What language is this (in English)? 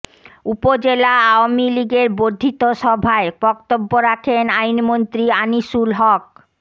Bangla